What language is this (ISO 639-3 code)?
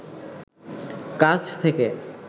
ben